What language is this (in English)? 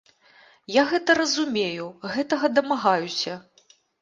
Belarusian